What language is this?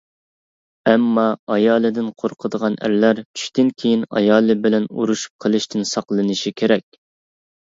Uyghur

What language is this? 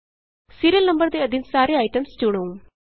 Punjabi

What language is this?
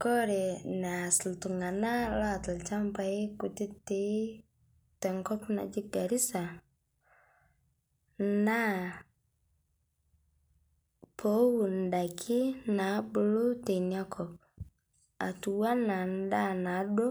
Masai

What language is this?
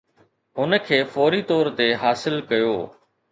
Sindhi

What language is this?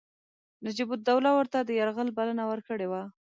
Pashto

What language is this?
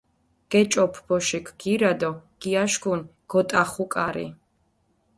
Mingrelian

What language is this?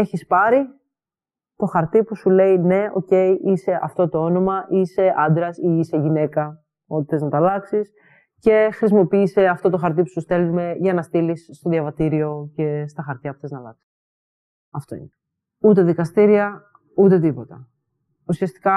Greek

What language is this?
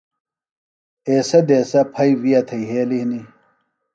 Phalura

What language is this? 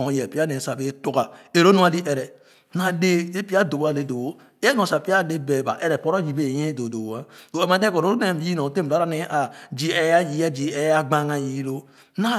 Khana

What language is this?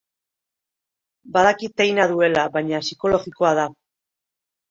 Basque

